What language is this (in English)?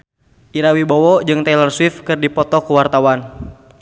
Sundanese